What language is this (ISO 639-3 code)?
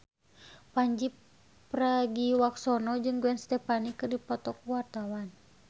sun